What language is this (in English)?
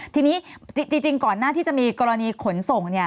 Thai